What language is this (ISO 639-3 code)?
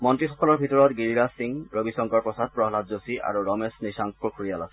asm